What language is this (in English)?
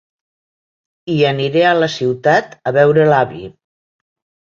Catalan